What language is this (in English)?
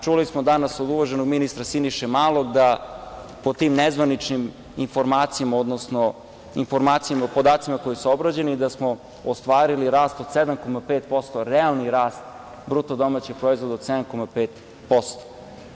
Serbian